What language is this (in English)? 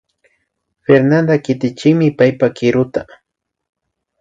Imbabura Highland Quichua